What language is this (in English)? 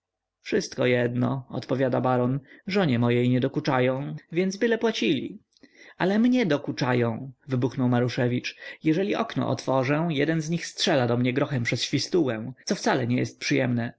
Polish